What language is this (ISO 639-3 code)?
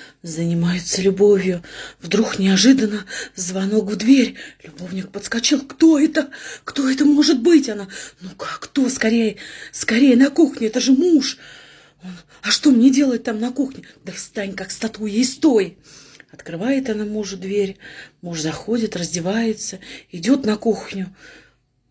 rus